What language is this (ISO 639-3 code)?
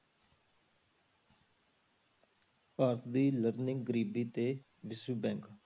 pan